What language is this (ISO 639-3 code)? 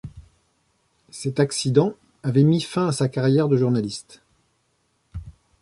fra